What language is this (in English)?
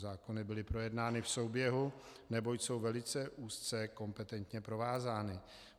Czech